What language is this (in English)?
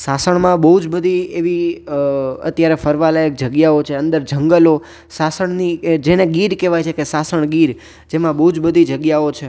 Gujarati